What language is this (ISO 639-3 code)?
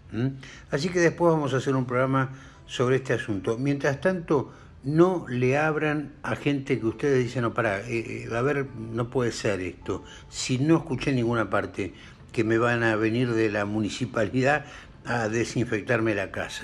spa